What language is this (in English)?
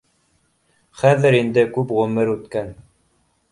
Bashkir